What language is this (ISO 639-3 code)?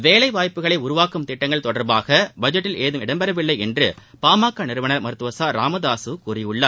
tam